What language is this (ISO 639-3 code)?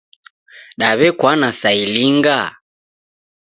dav